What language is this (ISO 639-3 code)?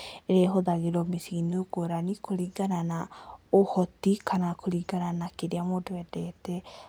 kik